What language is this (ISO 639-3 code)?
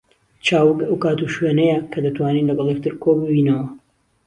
ckb